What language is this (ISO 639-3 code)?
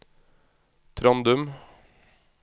nor